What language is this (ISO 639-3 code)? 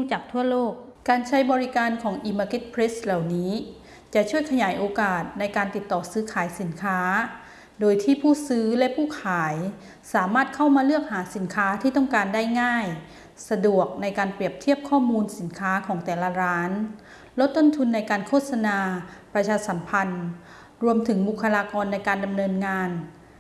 tha